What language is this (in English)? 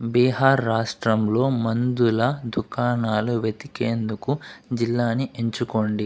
Telugu